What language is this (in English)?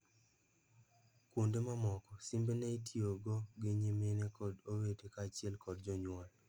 Luo (Kenya and Tanzania)